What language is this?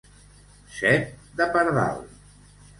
Catalan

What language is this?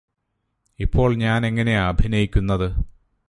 Malayalam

